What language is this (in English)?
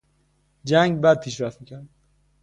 Persian